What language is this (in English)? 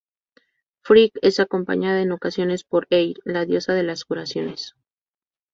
Spanish